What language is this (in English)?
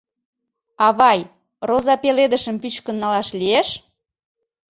Mari